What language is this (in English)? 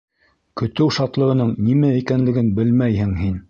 Bashkir